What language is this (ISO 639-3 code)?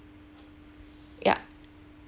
eng